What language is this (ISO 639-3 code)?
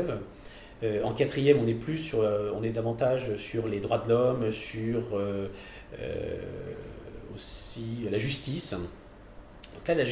fra